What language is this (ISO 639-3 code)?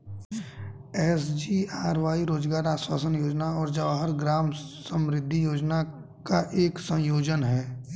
hin